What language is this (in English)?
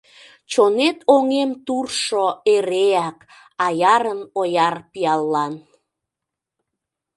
Mari